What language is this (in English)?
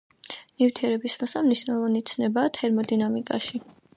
Georgian